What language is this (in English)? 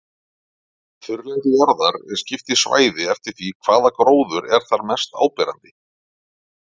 Icelandic